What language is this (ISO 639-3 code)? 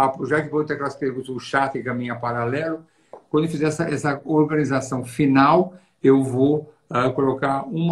por